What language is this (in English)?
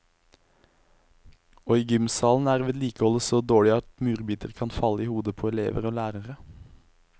Norwegian